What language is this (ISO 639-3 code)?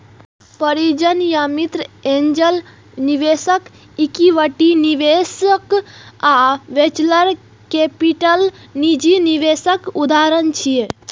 mai